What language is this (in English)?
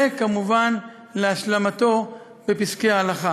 Hebrew